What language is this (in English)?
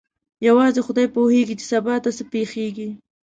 Pashto